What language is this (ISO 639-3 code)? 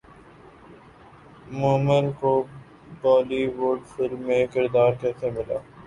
urd